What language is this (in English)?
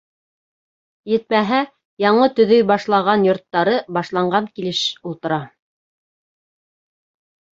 Bashkir